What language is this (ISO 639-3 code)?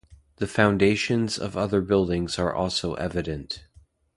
eng